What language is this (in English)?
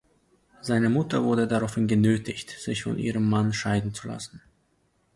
German